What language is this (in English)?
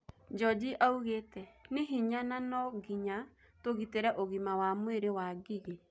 Kikuyu